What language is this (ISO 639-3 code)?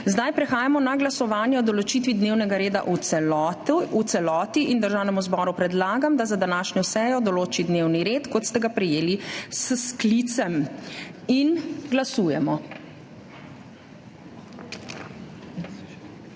slv